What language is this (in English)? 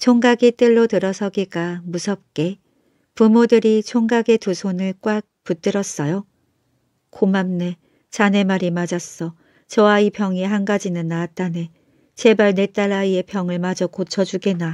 Korean